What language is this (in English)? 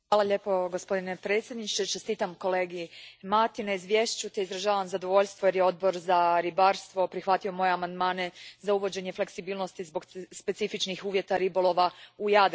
Croatian